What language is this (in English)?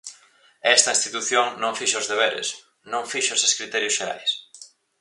Galician